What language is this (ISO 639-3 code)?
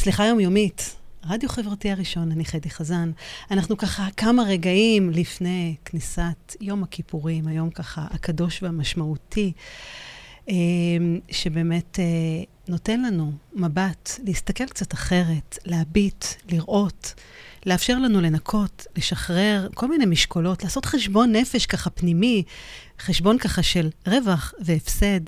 heb